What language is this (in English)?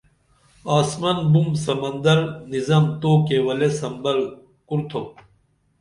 Dameli